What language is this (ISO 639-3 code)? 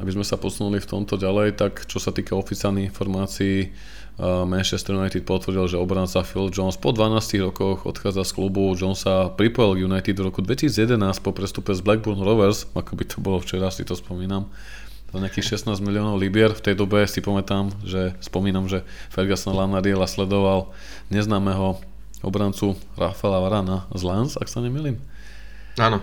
slk